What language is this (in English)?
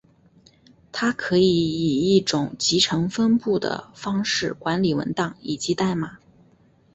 Chinese